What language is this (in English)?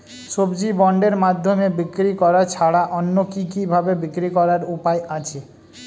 Bangla